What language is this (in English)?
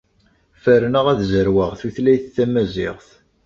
Kabyle